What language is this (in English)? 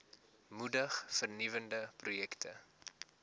Afrikaans